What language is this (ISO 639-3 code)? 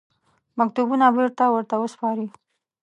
pus